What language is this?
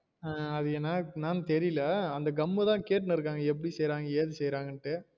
Tamil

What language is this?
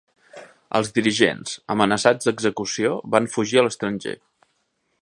Catalan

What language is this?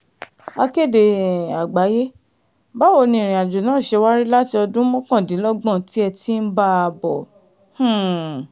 Yoruba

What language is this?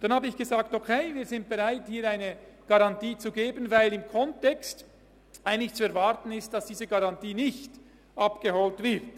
Swiss German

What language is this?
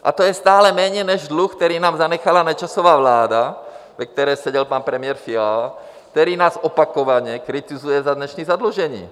Czech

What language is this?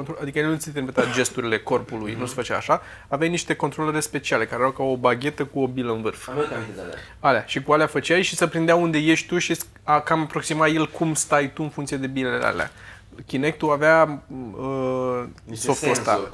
Romanian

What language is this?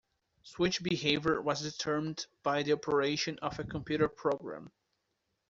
English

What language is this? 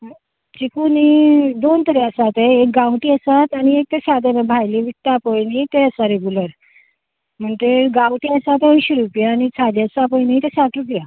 Konkani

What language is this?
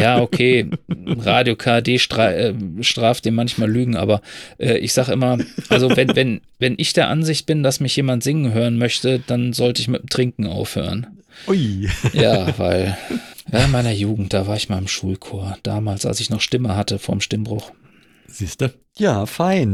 German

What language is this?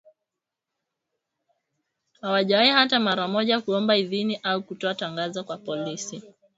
Swahili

